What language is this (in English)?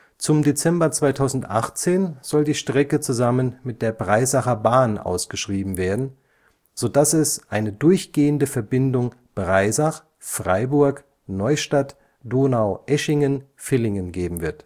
German